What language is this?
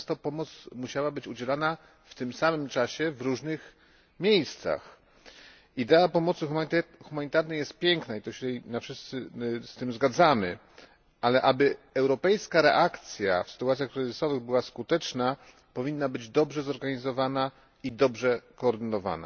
Polish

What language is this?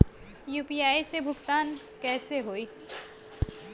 Bhojpuri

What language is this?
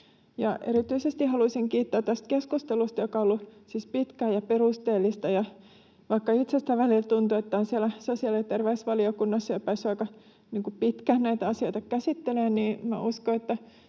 Finnish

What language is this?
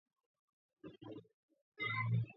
Georgian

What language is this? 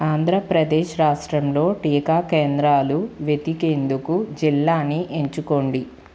Telugu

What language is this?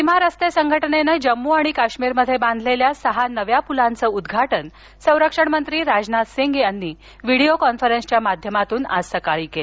Marathi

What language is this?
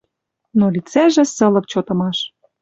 Western Mari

